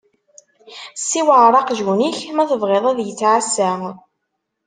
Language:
Kabyle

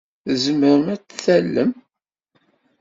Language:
Kabyle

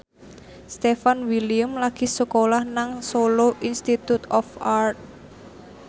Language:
Javanese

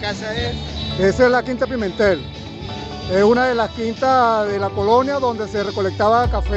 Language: Spanish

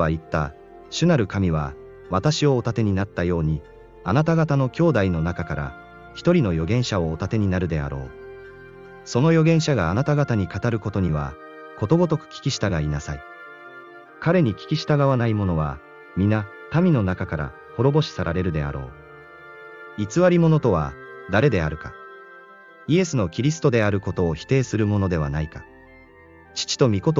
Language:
Japanese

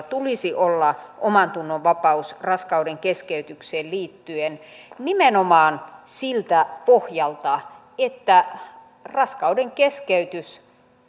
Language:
Finnish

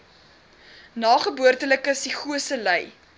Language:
Afrikaans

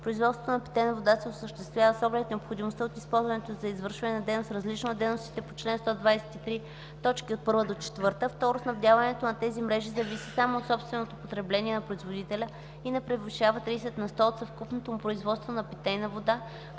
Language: Bulgarian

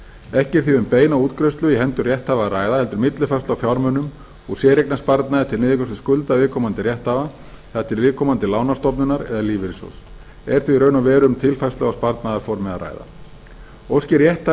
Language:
Icelandic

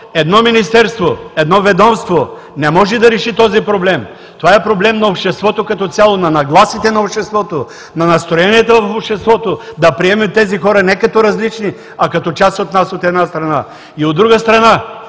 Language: Bulgarian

